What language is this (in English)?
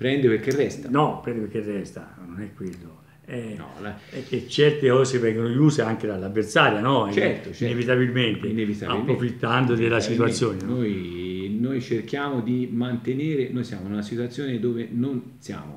Italian